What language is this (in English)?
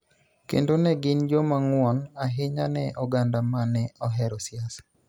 Luo (Kenya and Tanzania)